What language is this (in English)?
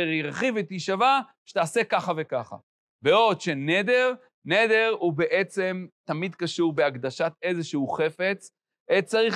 Hebrew